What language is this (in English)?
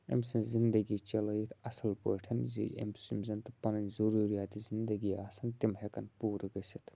Kashmiri